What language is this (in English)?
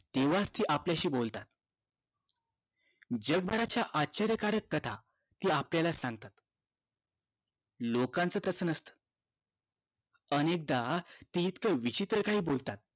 Marathi